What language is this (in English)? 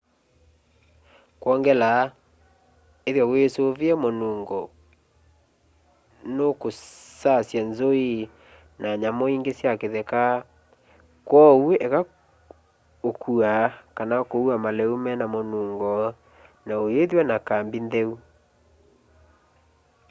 Kamba